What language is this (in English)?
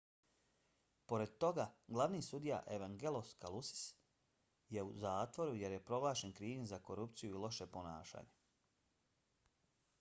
Bosnian